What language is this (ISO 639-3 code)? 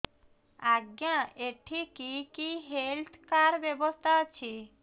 ori